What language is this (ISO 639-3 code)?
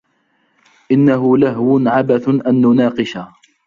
ara